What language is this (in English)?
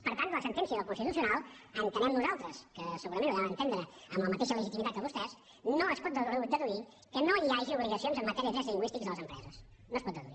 Catalan